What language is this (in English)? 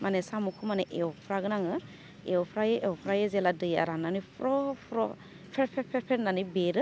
Bodo